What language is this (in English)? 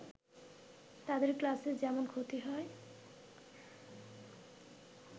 Bangla